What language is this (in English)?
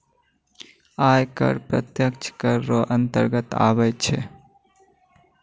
Maithili